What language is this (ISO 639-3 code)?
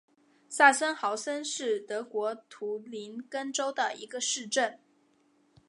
zho